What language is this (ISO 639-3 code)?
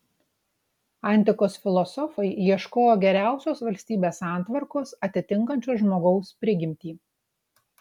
lit